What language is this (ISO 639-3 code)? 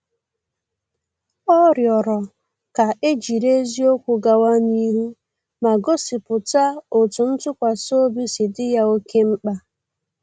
ibo